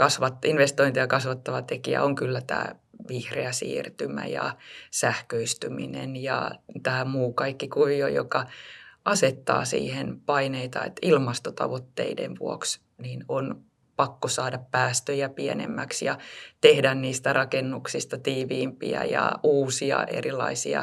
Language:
Finnish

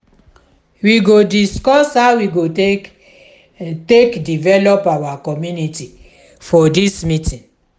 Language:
Nigerian Pidgin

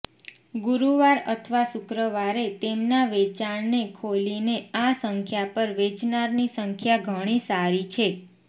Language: Gujarati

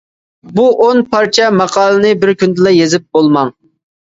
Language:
Uyghur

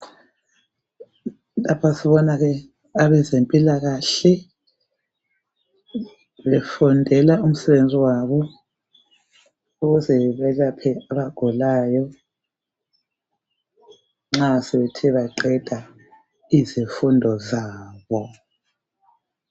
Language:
North Ndebele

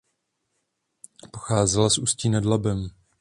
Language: Czech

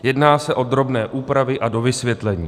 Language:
Czech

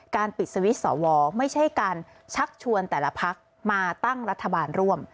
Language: Thai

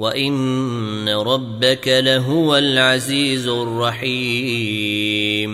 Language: Arabic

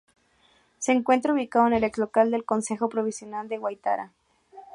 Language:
Spanish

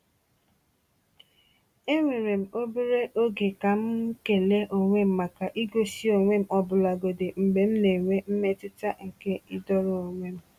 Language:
Igbo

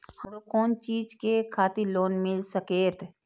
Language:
Maithili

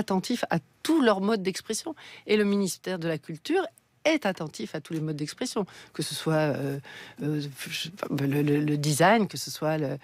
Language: French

